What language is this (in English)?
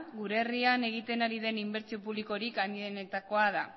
Basque